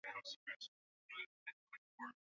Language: Swahili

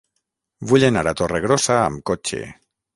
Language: Catalan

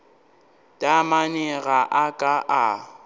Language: Northern Sotho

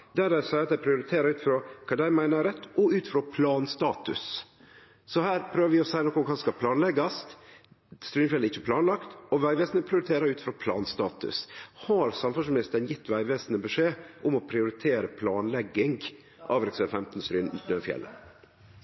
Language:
Norwegian Nynorsk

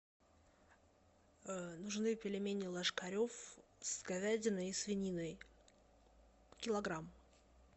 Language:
Russian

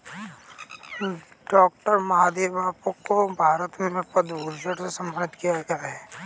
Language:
Hindi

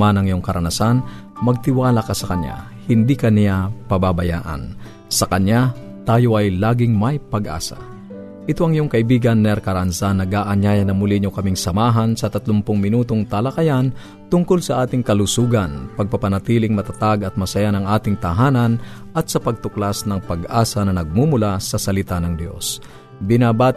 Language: Filipino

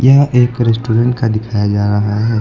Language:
Hindi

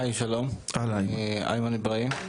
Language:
Hebrew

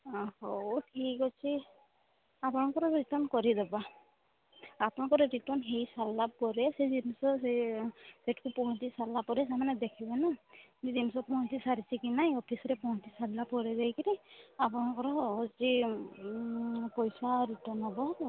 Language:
Odia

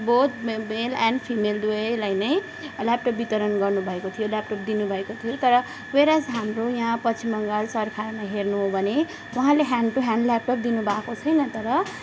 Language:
Nepali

